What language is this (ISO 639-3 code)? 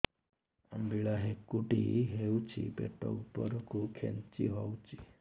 ori